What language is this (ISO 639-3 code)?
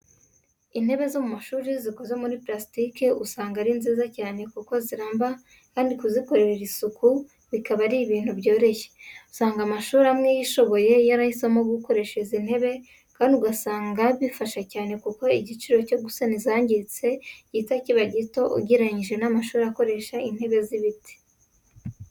kin